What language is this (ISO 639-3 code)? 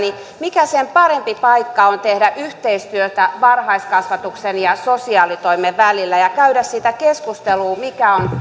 fin